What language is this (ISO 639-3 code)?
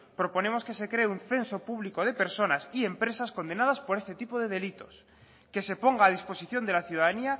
spa